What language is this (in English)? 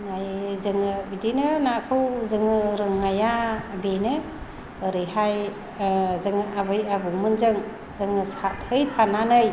Bodo